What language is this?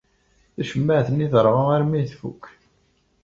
Kabyle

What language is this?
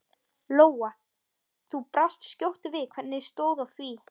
Icelandic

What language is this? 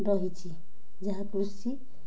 Odia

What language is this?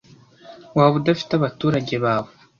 Kinyarwanda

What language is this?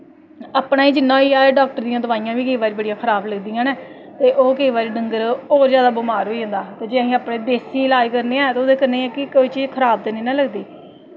Dogri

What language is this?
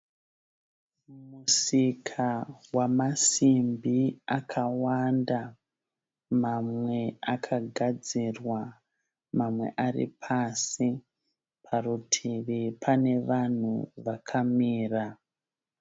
Shona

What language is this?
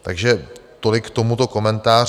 Czech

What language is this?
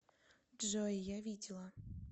Russian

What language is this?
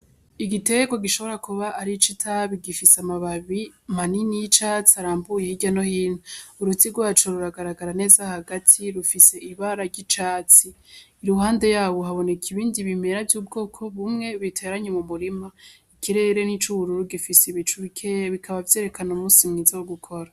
Rundi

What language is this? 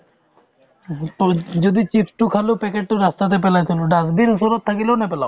Assamese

